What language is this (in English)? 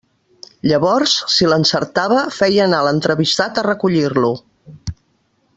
Catalan